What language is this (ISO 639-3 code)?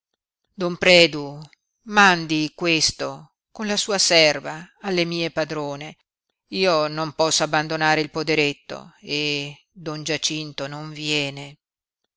ita